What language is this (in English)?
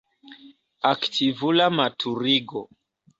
Esperanto